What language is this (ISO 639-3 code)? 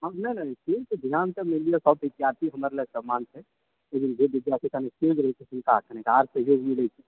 mai